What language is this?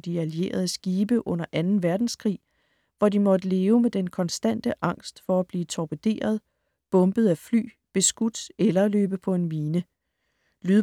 Danish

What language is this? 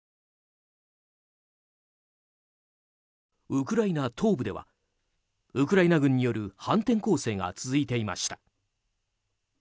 Japanese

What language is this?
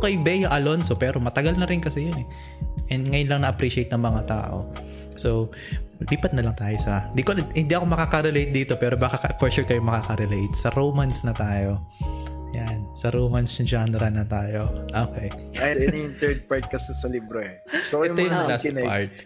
Filipino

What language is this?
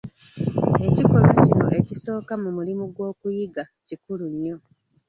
Ganda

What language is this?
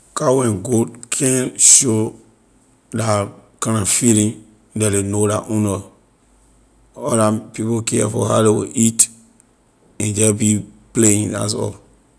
Liberian English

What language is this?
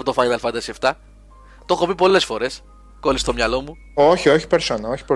Greek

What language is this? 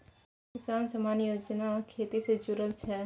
Maithili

